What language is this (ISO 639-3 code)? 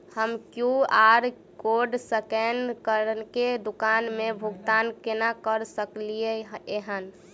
mai